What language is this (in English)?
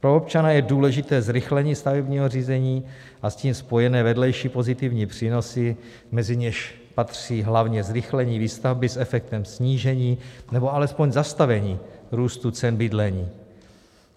Czech